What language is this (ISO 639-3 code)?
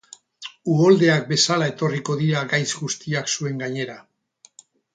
eus